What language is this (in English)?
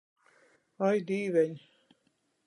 Latgalian